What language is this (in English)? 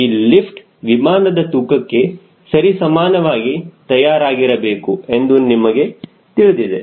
Kannada